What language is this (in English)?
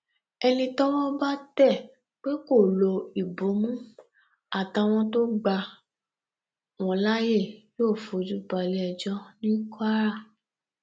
Yoruba